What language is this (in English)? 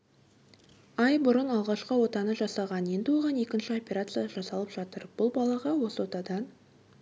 Kazakh